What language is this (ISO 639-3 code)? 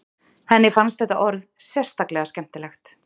isl